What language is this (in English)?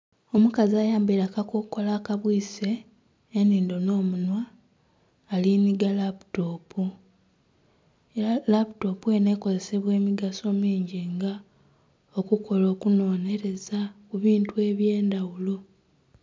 Soga